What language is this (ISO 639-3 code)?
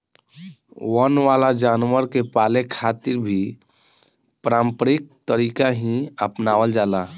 bho